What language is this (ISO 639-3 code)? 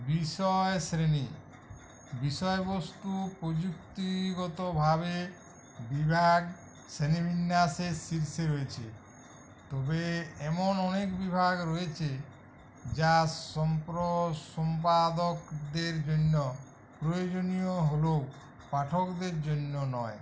ben